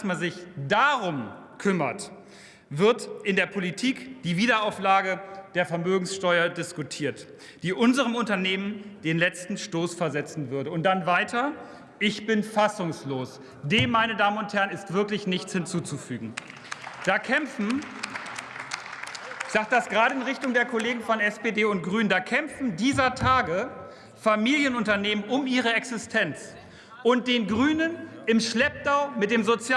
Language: German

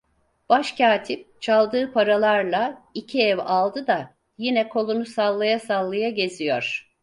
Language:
Turkish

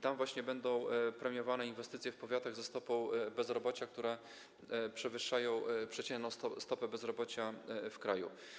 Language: Polish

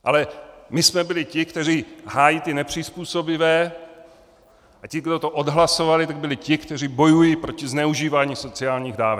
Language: Czech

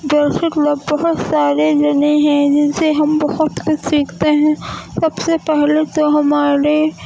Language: Urdu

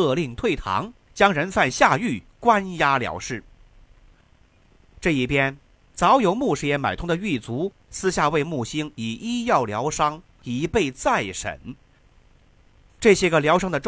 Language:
Chinese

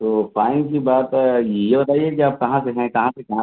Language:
Urdu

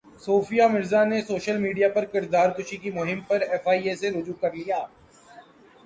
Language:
Urdu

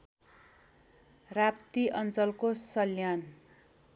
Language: Nepali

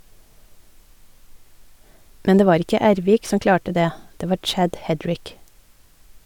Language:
Norwegian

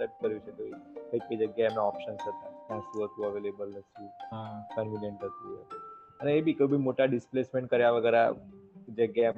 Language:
Gujarati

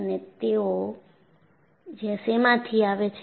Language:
Gujarati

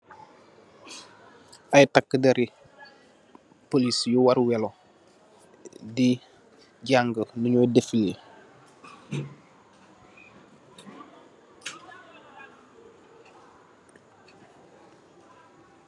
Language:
Wolof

